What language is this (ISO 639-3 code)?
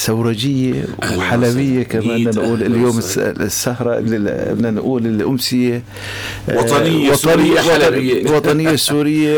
ara